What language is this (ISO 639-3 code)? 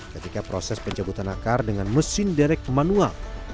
ind